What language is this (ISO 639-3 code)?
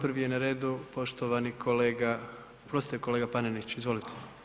hrv